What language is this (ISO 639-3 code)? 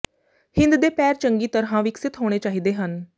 pan